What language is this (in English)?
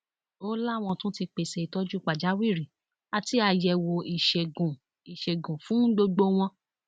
Yoruba